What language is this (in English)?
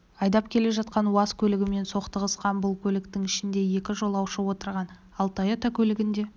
Kazakh